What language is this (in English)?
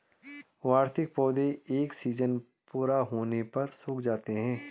Hindi